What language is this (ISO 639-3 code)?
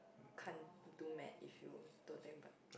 eng